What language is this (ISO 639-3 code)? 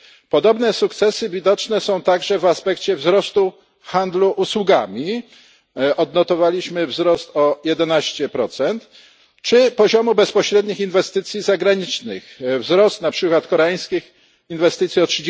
pol